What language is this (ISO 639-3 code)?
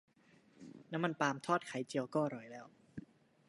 tha